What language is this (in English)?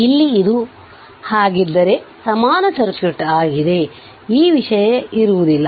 Kannada